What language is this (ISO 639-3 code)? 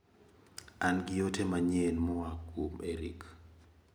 luo